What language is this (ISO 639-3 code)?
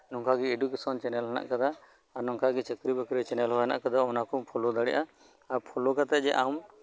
sat